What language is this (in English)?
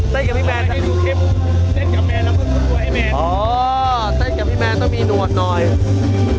Thai